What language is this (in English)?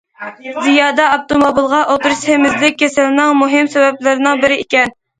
Uyghur